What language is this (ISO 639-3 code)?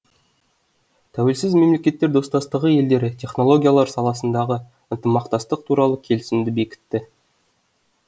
kaz